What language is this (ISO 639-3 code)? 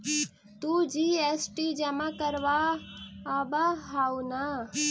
mag